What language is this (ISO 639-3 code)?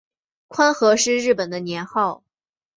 zho